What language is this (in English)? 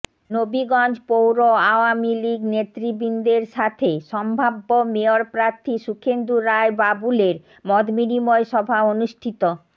Bangla